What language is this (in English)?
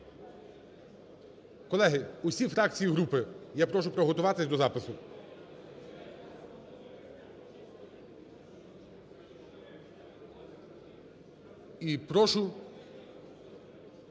Ukrainian